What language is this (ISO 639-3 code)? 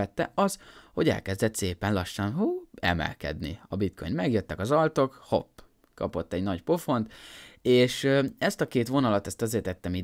hun